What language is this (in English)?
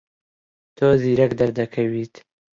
Central Kurdish